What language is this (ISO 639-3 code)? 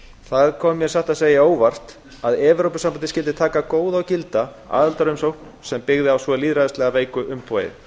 isl